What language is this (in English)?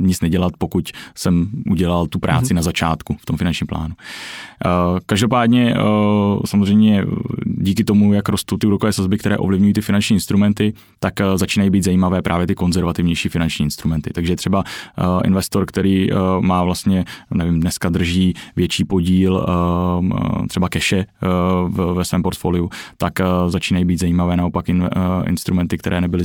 Czech